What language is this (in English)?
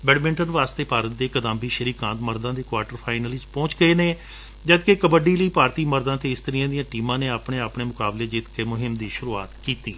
Punjabi